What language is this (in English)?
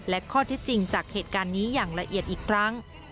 Thai